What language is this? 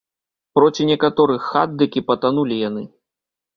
Belarusian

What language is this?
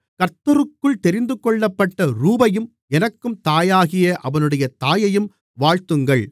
Tamil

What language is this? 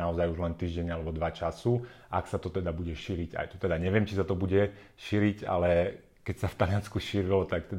Slovak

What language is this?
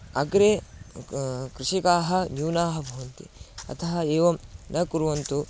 Sanskrit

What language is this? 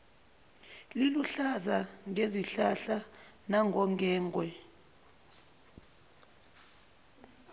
Zulu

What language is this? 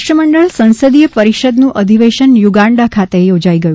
Gujarati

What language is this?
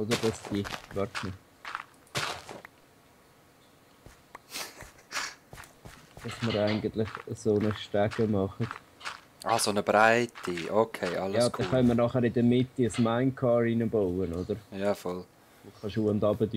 German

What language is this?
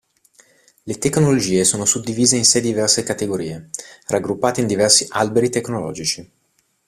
Italian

